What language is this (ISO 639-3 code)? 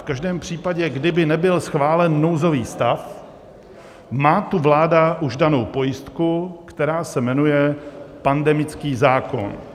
ces